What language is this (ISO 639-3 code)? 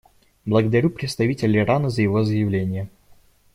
rus